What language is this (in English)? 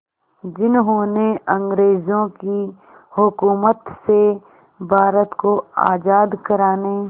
Hindi